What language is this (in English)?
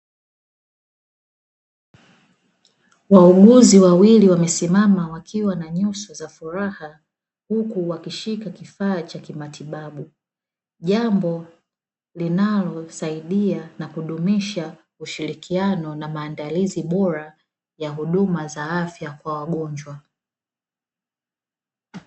Swahili